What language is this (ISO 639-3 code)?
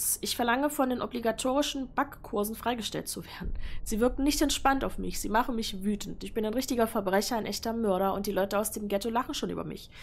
deu